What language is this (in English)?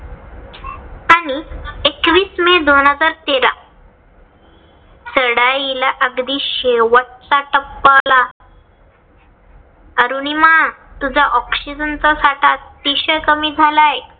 Marathi